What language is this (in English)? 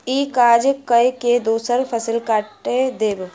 Maithili